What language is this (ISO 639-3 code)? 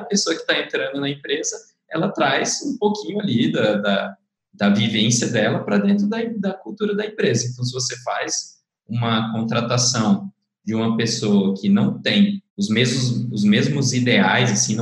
por